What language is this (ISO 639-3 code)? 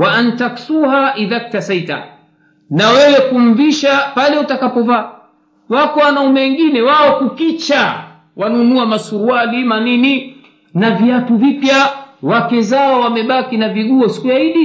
swa